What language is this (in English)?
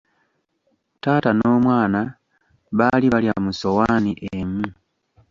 Ganda